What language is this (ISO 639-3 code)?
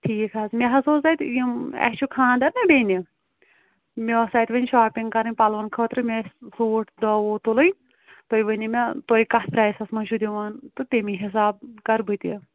kas